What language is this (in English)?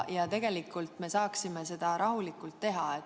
Estonian